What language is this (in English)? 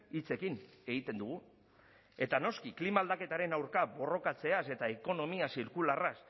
Basque